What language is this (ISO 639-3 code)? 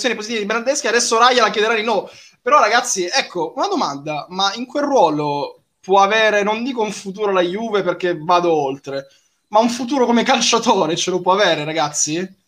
ita